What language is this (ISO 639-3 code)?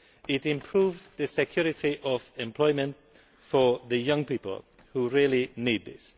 eng